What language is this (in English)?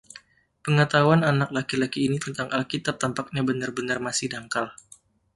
Indonesian